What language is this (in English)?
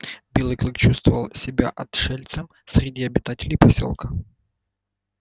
Russian